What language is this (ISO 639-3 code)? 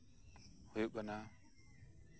sat